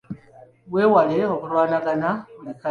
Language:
Ganda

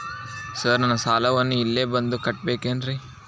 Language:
Kannada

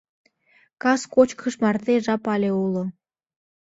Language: Mari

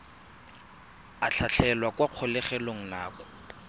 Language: Tswana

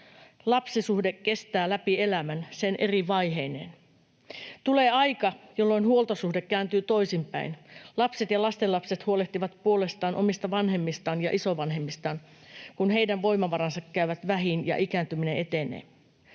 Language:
Finnish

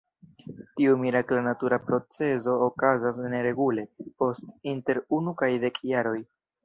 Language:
Esperanto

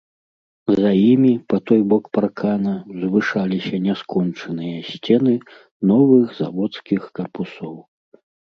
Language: Belarusian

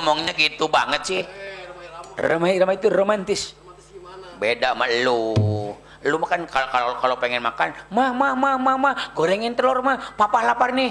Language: Indonesian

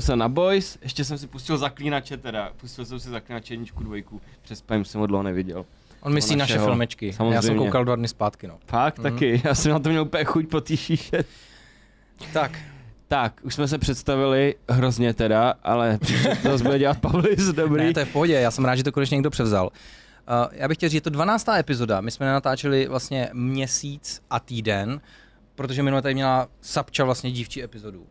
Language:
Czech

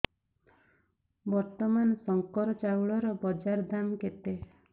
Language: Odia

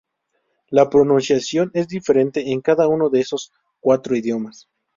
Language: Spanish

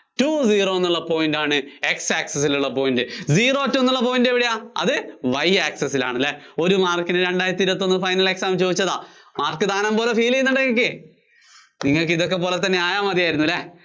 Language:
Malayalam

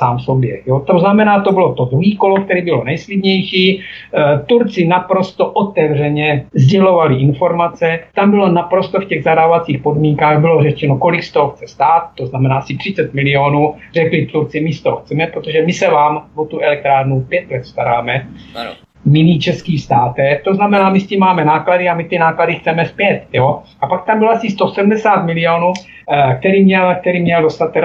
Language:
Czech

